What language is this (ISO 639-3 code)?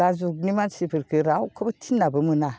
brx